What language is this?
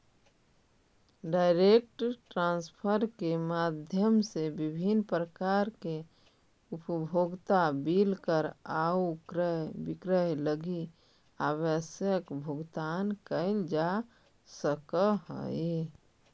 Magahi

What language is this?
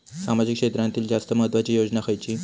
Marathi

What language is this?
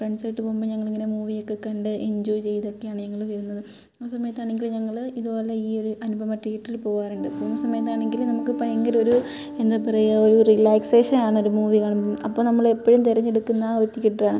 Malayalam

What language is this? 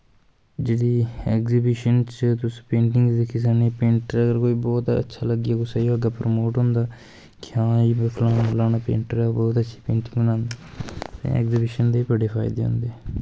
Dogri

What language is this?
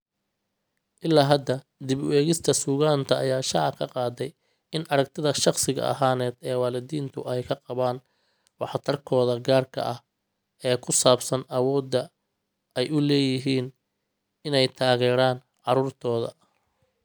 Somali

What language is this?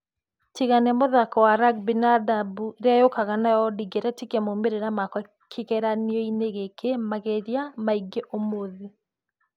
Kikuyu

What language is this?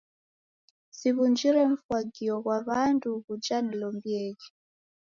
Taita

